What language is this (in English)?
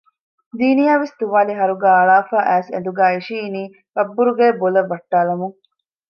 Divehi